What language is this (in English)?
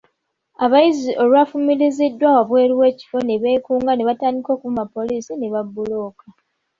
Ganda